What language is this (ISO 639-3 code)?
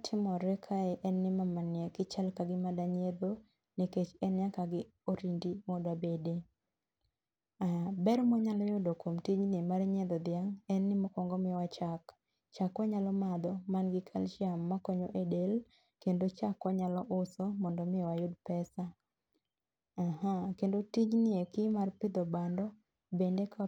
luo